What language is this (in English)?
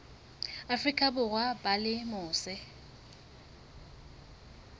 Southern Sotho